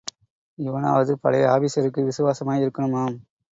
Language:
Tamil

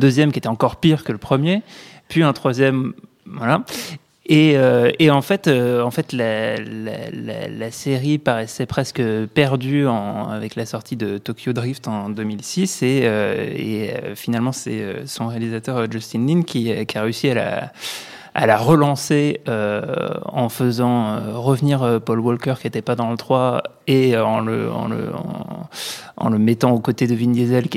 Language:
French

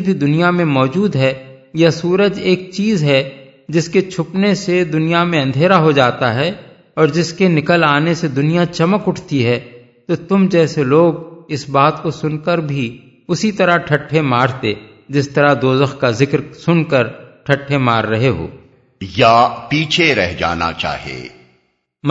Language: Urdu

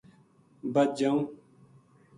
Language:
Gujari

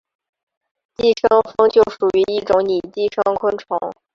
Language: Chinese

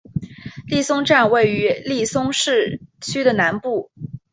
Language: Chinese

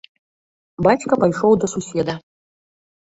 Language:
Belarusian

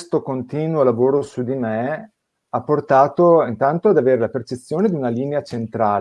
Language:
Italian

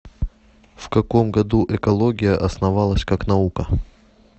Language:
Russian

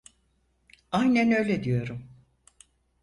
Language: Turkish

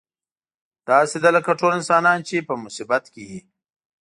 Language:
Pashto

